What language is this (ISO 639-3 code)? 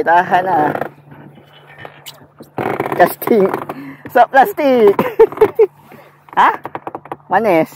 msa